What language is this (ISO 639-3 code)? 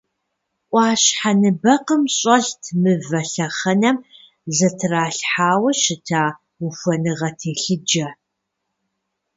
kbd